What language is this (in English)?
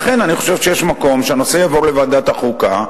Hebrew